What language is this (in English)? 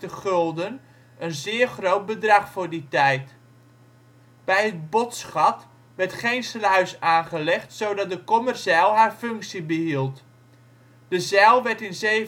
Dutch